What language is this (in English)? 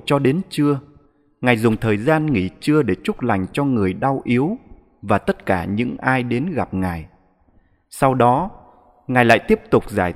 Vietnamese